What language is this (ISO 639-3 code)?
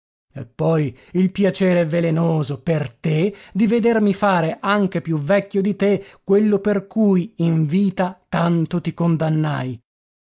ita